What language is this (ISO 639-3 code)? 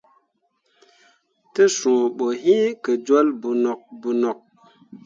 mua